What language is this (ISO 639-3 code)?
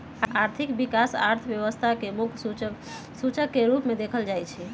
mag